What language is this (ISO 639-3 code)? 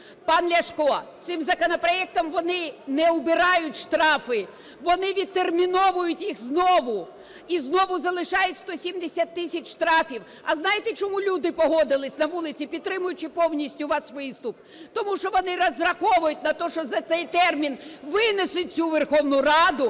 ukr